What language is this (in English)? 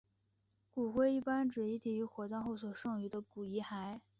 Chinese